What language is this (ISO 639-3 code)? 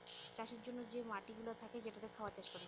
ben